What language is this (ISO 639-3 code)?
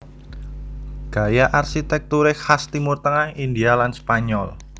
jav